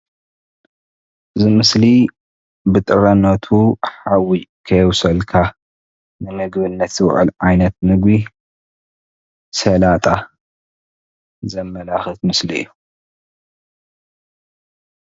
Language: Tigrinya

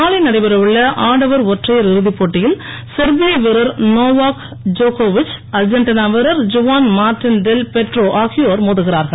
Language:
Tamil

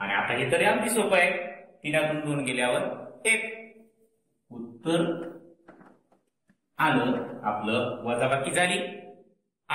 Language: Indonesian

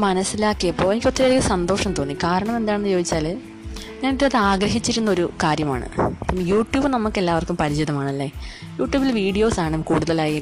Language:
Malayalam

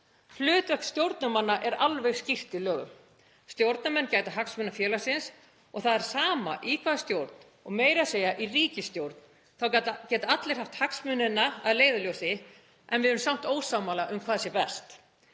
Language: Icelandic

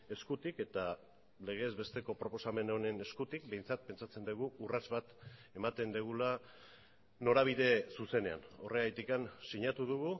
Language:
Basque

